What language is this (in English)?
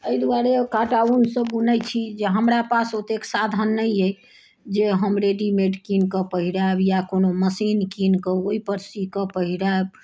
Maithili